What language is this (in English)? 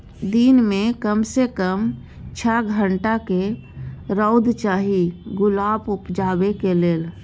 Maithili